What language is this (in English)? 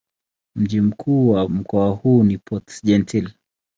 Swahili